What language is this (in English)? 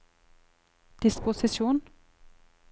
Norwegian